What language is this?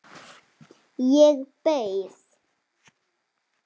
Icelandic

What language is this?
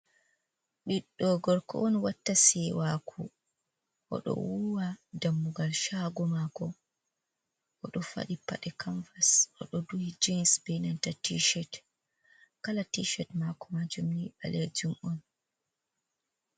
Fula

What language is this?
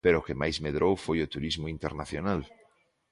Galician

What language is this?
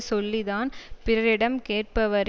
Tamil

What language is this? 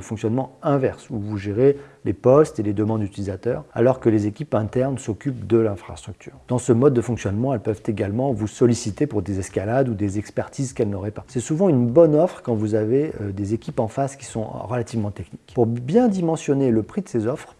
French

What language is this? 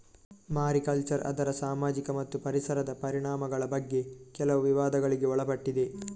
Kannada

